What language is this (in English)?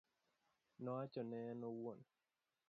Luo (Kenya and Tanzania)